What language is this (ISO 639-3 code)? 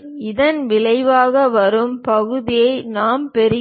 tam